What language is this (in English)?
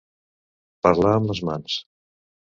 Catalan